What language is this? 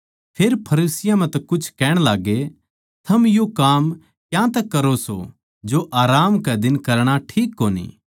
Haryanvi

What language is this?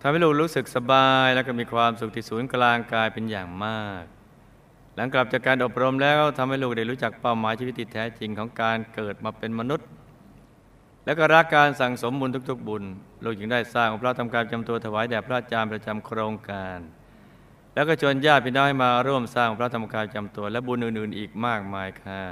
Thai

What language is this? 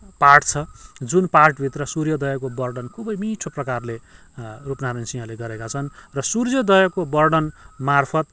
Nepali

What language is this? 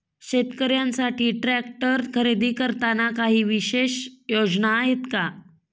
Marathi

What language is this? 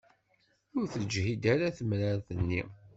Kabyle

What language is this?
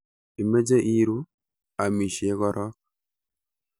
Kalenjin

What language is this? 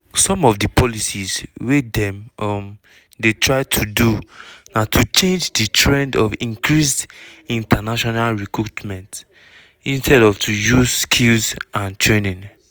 Nigerian Pidgin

